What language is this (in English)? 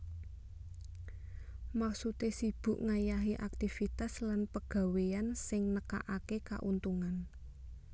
Javanese